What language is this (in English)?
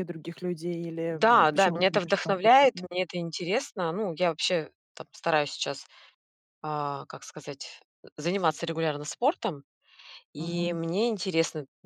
Russian